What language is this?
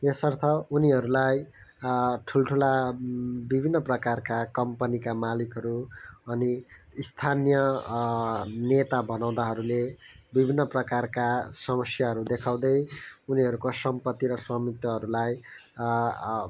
Nepali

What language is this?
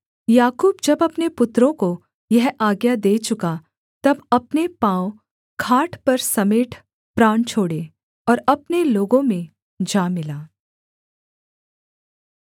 Hindi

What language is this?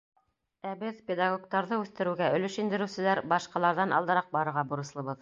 Bashkir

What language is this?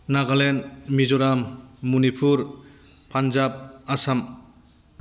Bodo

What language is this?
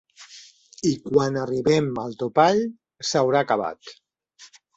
Catalan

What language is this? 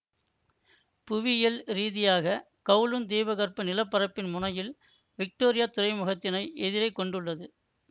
Tamil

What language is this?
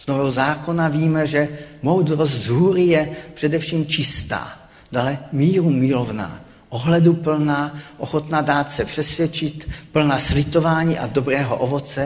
Czech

